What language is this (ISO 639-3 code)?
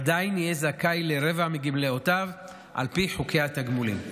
heb